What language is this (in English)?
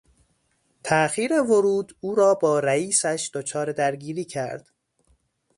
Persian